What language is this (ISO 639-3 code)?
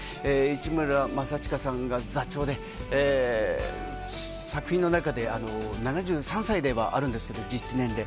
jpn